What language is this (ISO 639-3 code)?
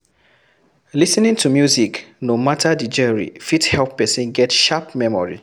pcm